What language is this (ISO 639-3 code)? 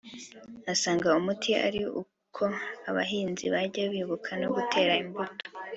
kin